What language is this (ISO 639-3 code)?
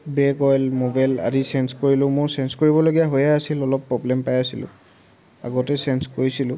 asm